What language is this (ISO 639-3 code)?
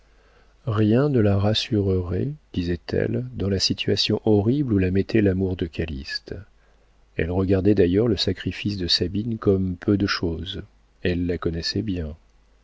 fra